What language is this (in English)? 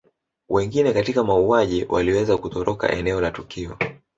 Swahili